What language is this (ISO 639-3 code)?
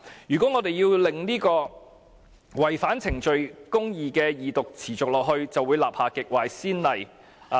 yue